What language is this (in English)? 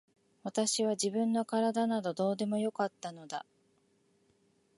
Japanese